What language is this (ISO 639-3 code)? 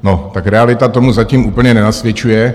ces